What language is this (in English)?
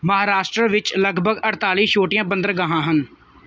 Punjabi